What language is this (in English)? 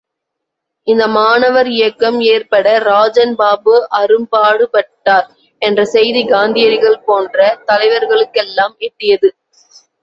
Tamil